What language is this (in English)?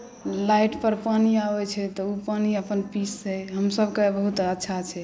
Maithili